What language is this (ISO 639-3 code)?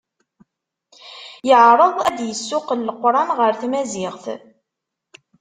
kab